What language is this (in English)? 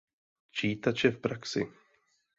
Czech